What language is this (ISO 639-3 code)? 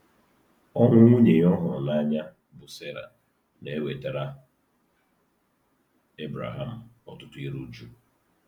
ibo